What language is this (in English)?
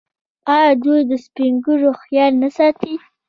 Pashto